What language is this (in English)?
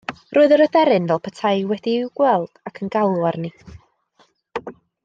Welsh